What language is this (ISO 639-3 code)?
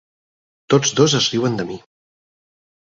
cat